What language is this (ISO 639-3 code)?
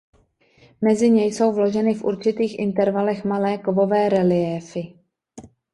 ces